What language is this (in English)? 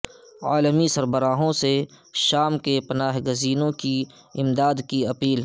Urdu